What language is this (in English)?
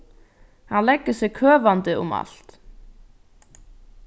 Faroese